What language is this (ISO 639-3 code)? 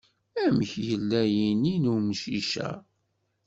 kab